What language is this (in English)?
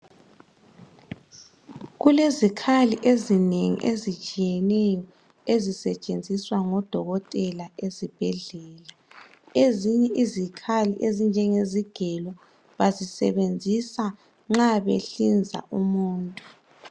North Ndebele